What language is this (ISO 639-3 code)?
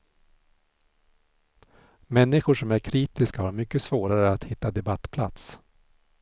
swe